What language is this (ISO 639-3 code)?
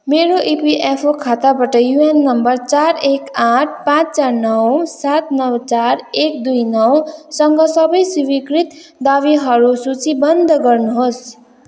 nep